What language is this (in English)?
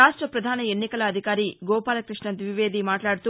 Telugu